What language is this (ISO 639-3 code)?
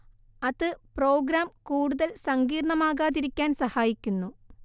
mal